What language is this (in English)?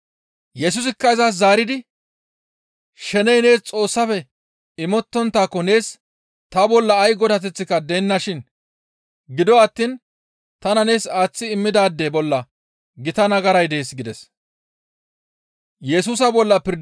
Gamo